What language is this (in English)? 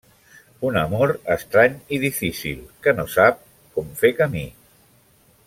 Catalan